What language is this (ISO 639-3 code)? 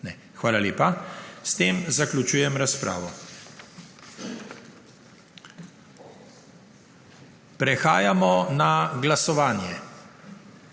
slv